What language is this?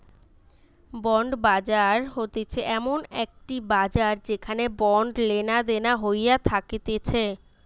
Bangla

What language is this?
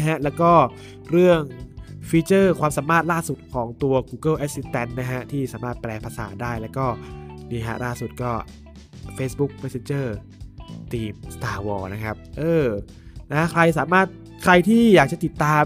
Thai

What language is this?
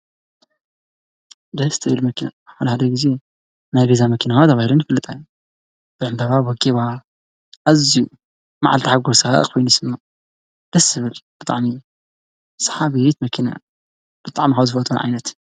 Tigrinya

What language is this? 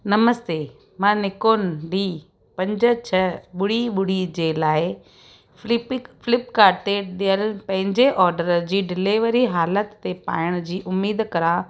Sindhi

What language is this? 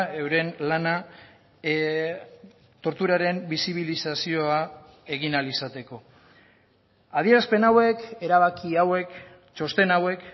Basque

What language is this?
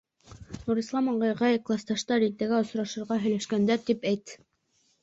Bashkir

